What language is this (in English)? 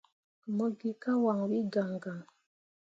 Mundang